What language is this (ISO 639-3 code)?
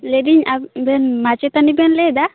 sat